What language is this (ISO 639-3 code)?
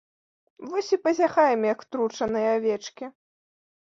bel